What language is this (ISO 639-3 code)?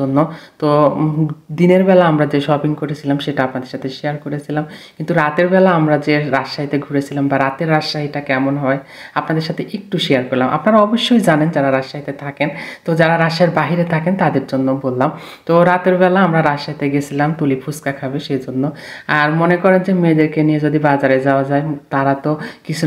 ron